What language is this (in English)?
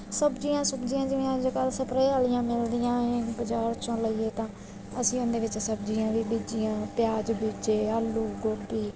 Punjabi